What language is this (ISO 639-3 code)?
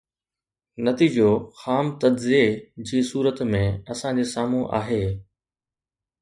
snd